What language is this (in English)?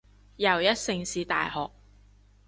Cantonese